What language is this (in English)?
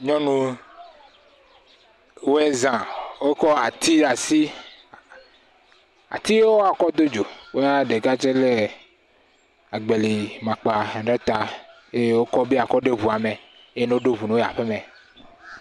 Ewe